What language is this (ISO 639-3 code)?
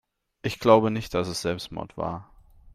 deu